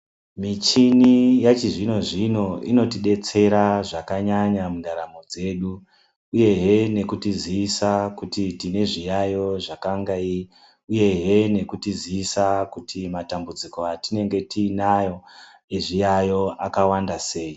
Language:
Ndau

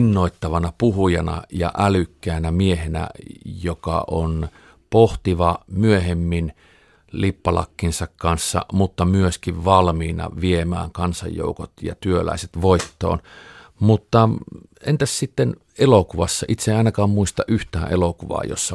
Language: Finnish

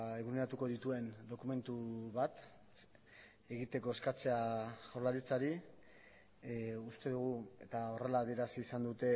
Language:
Basque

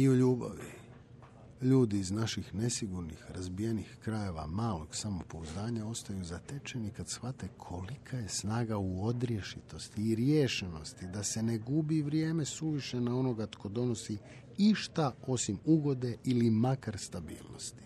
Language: Croatian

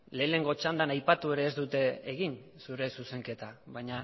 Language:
Basque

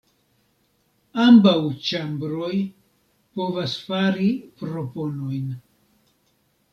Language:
Esperanto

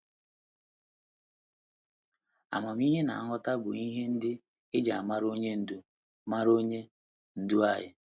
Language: Igbo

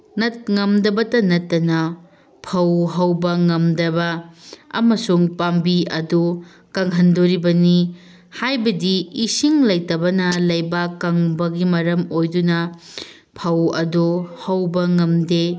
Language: Manipuri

